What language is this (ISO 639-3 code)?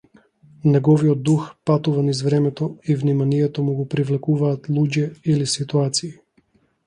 mkd